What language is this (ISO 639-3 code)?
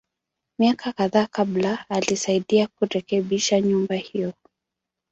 swa